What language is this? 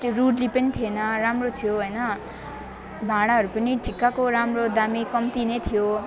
Nepali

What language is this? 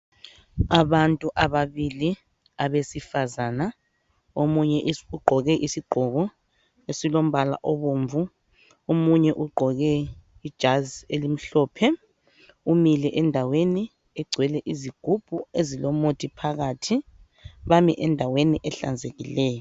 North Ndebele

